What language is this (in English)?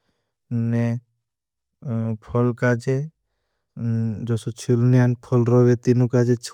Bhili